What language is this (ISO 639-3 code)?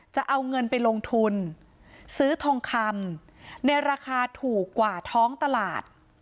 tha